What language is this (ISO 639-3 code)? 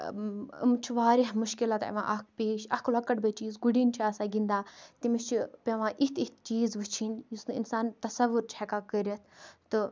kas